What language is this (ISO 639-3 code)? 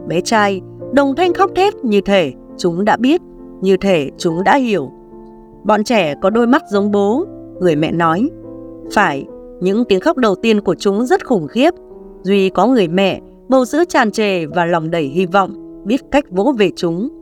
vie